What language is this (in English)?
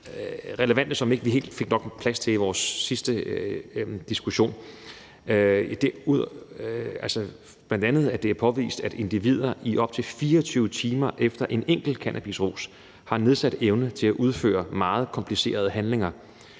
Danish